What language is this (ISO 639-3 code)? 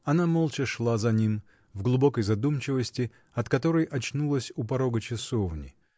rus